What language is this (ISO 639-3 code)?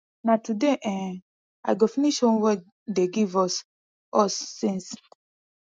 pcm